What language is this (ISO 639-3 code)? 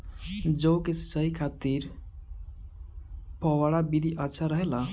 bho